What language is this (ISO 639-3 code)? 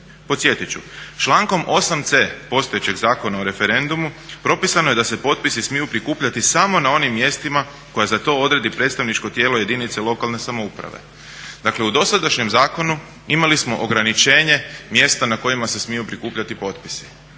hrv